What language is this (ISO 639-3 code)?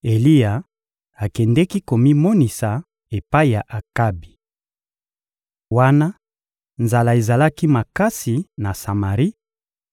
lin